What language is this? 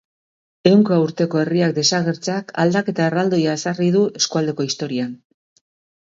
Basque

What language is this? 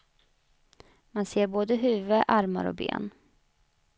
Swedish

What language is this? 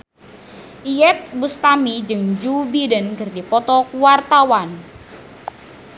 Sundanese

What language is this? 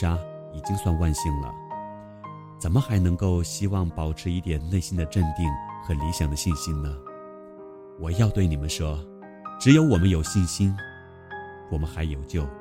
Chinese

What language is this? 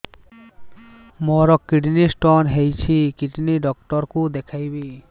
Odia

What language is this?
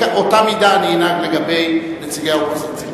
Hebrew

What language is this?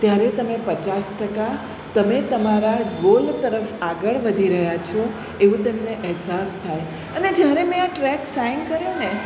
Gujarati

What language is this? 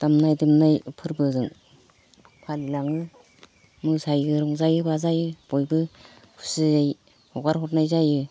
Bodo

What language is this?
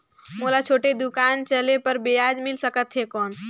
Chhattisgarhi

